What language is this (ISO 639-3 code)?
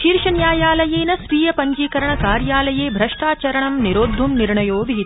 san